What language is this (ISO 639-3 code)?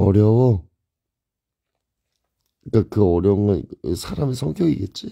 kor